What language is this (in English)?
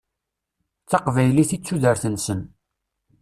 Kabyle